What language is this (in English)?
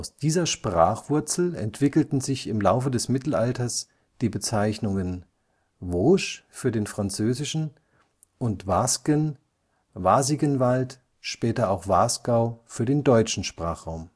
German